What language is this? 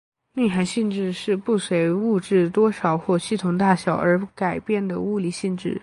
Chinese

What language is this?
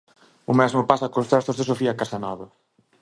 Galician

